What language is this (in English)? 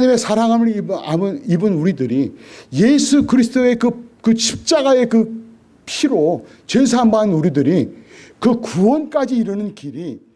Korean